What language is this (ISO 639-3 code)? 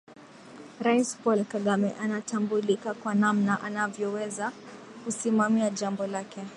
swa